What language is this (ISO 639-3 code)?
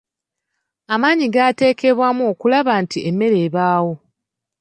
lug